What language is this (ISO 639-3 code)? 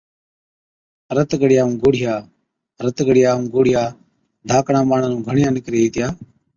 odk